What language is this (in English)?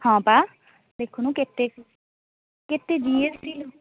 Odia